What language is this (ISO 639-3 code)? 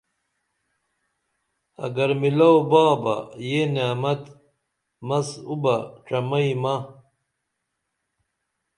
dml